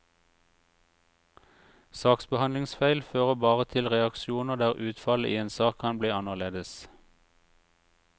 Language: Norwegian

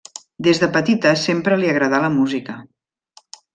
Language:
Catalan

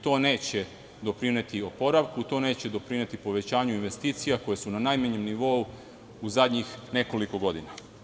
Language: Serbian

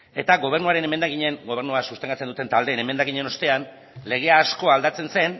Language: Basque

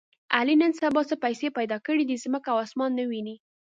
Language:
Pashto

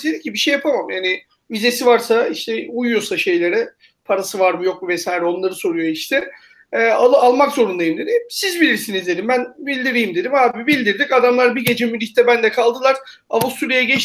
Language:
Turkish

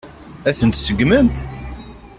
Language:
Kabyle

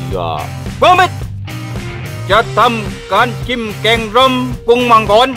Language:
Thai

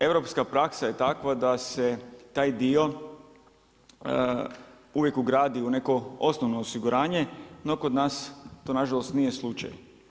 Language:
Croatian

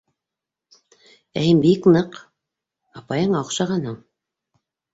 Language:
Bashkir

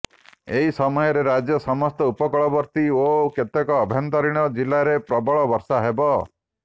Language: Odia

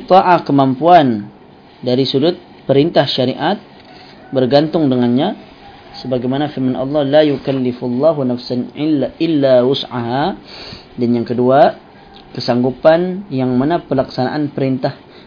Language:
Malay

